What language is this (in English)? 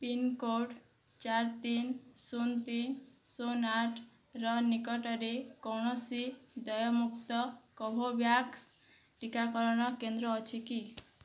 Odia